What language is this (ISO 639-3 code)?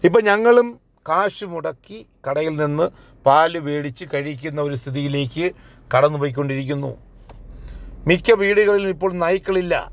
mal